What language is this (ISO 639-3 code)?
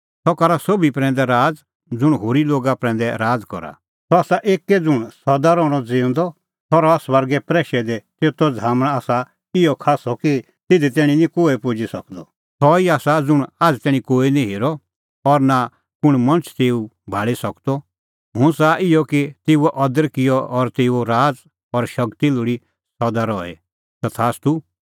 kfx